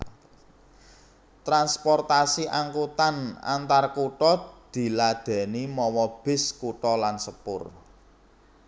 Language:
Javanese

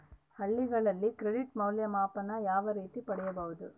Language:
Kannada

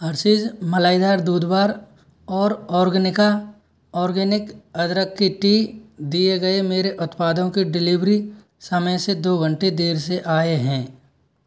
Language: Hindi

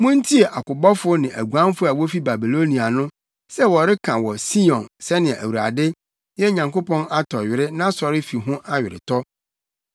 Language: Akan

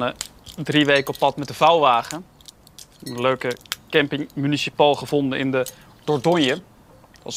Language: Dutch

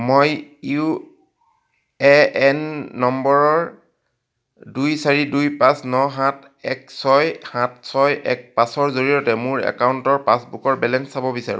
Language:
Assamese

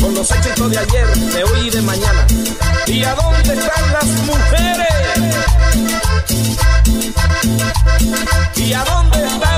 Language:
Spanish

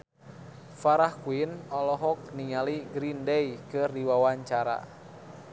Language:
Sundanese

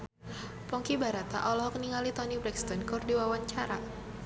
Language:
Sundanese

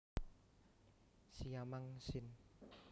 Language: Javanese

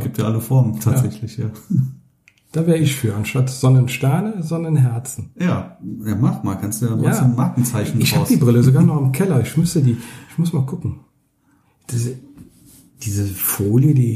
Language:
German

